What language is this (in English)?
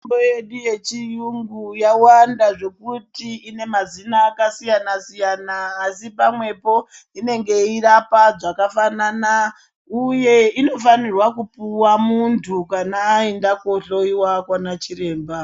Ndau